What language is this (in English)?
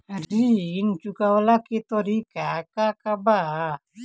Bhojpuri